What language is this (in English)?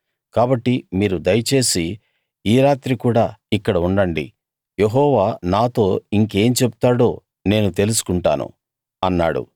Telugu